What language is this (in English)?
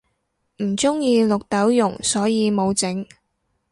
Cantonese